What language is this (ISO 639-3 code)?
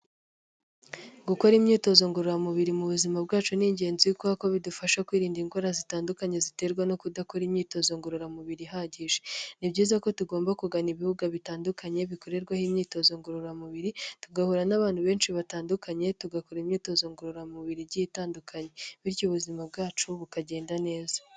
kin